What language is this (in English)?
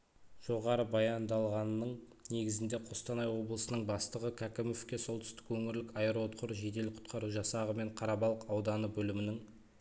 Kazakh